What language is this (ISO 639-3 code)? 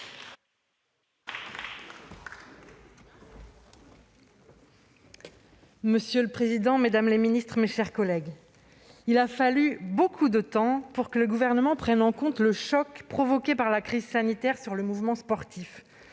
fra